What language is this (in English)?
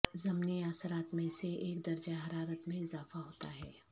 Urdu